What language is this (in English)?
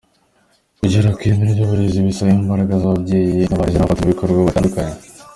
Kinyarwanda